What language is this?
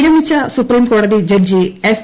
Malayalam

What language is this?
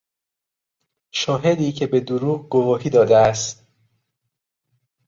Persian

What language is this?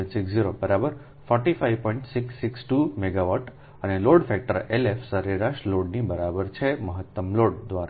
Gujarati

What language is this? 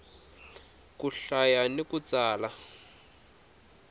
Tsonga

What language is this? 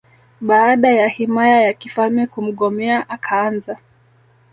Swahili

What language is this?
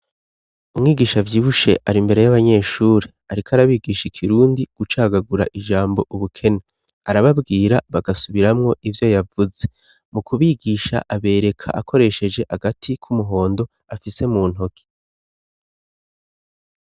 Rundi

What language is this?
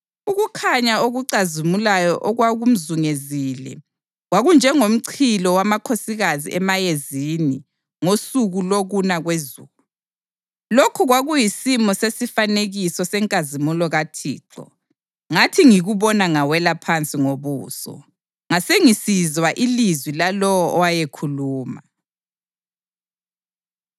North Ndebele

